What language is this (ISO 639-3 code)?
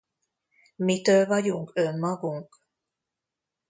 hun